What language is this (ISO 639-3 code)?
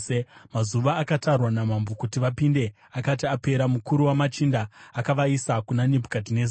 sna